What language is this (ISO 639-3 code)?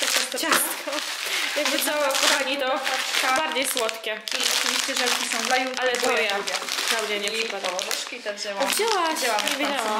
pol